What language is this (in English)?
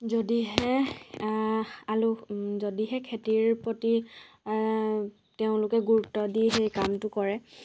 Assamese